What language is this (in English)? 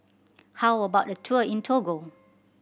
English